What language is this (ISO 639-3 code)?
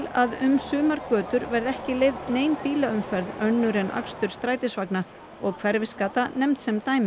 isl